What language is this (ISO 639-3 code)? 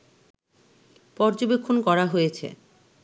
ben